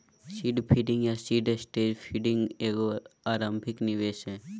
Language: Magahi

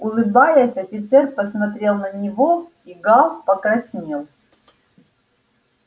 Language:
Russian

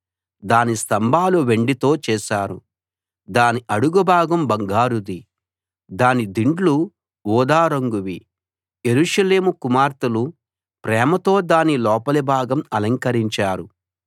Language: Telugu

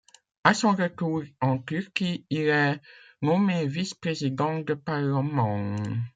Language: French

